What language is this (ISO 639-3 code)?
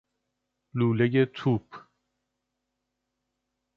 fas